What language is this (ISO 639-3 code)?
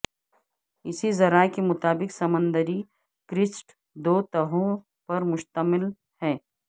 urd